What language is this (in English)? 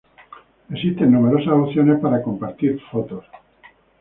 Spanish